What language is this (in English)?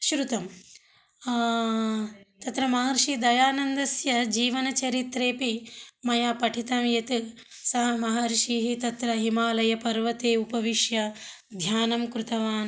Sanskrit